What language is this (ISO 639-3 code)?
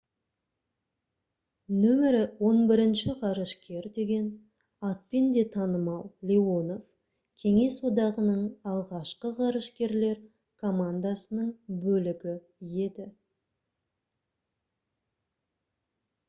kaz